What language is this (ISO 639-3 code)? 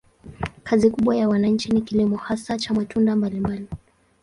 swa